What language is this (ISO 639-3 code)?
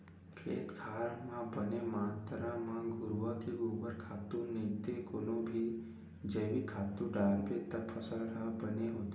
hne